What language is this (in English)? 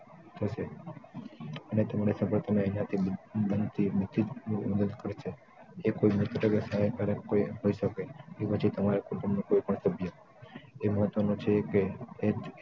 Gujarati